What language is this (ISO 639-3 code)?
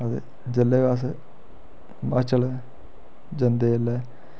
doi